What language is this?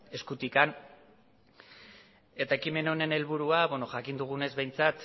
Basque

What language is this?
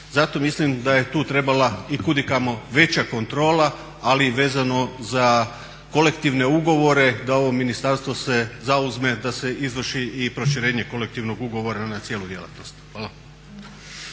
Croatian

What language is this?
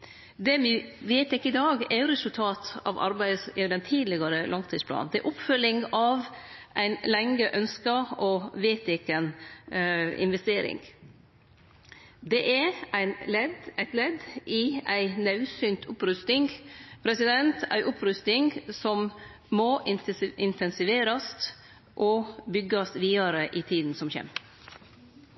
Norwegian Nynorsk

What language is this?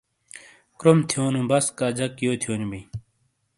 Shina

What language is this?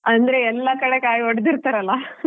Kannada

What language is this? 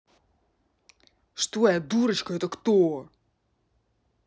Russian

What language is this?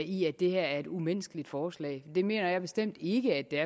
Danish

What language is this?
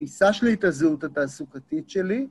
Hebrew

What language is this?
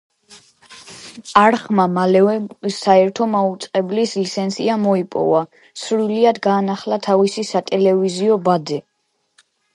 Georgian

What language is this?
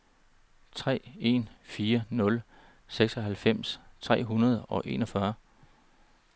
Danish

